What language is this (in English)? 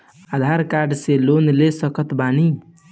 Bhojpuri